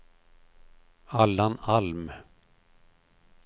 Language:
Swedish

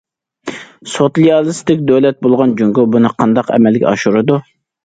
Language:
Uyghur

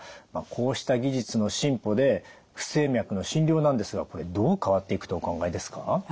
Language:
Japanese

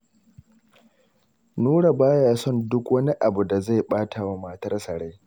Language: Hausa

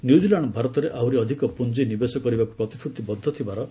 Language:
Odia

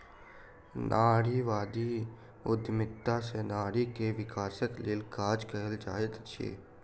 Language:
Maithili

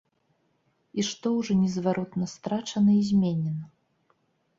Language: Belarusian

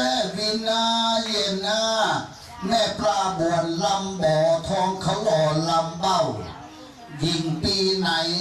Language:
Thai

